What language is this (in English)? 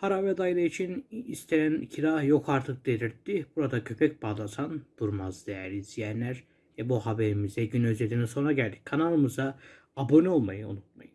Turkish